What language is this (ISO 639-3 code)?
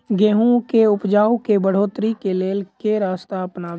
mai